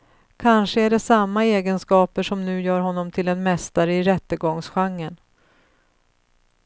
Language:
Swedish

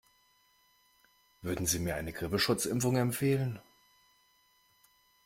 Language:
German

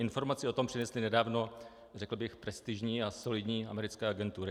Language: Czech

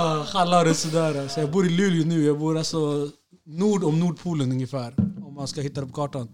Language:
Swedish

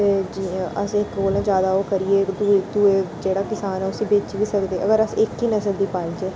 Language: Dogri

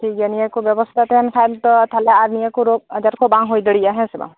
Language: Santali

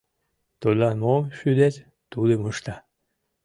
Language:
Mari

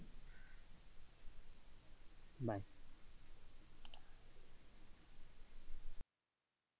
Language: Bangla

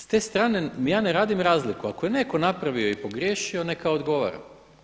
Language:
Croatian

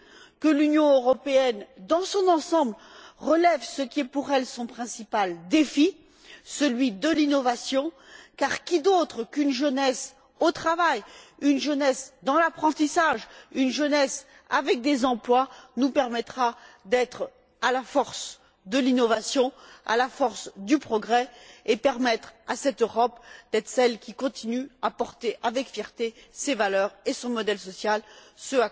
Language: French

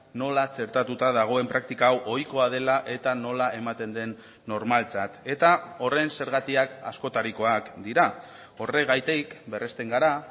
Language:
Basque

